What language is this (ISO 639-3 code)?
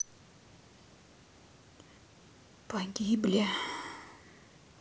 rus